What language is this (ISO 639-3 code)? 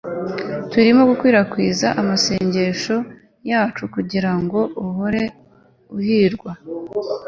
kin